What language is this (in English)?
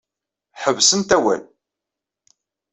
Kabyle